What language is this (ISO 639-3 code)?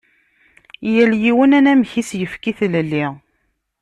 kab